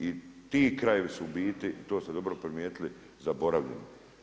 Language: Croatian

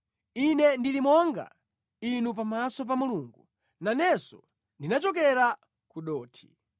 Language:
Nyanja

